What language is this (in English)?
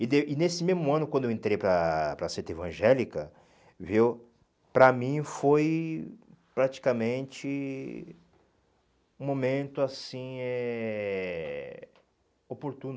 Portuguese